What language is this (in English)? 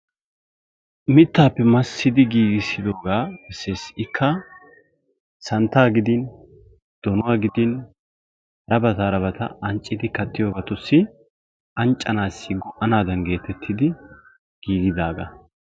Wolaytta